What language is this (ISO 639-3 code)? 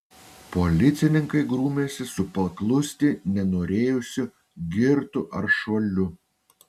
lit